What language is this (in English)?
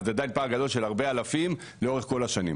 Hebrew